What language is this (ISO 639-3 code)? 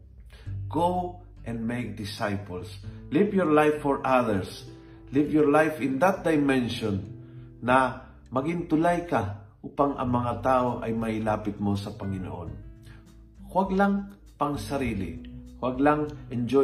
fil